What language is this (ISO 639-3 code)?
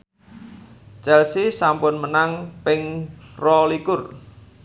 jav